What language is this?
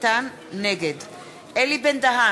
Hebrew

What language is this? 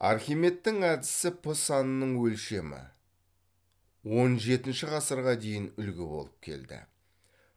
Kazakh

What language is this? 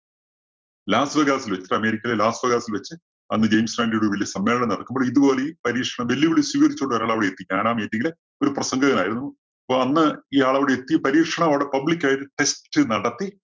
Malayalam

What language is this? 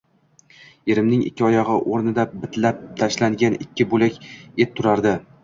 Uzbek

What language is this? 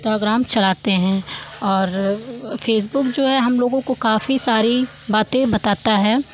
Hindi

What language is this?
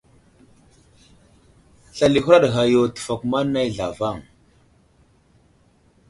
Wuzlam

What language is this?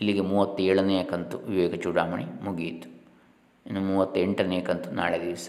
Kannada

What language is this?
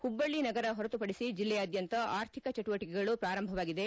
Kannada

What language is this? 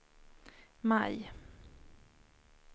Swedish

